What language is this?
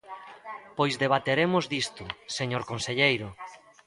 Galician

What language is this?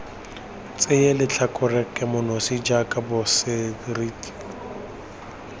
Tswana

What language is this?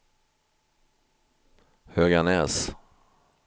Swedish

